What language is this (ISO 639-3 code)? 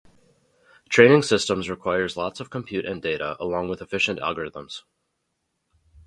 eng